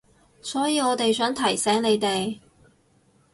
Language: Cantonese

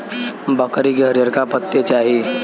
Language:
Bhojpuri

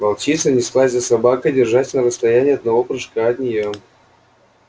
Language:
Russian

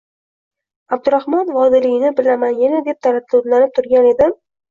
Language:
Uzbek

